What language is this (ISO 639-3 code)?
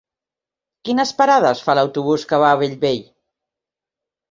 cat